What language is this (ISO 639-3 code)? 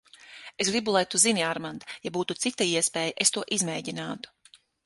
lav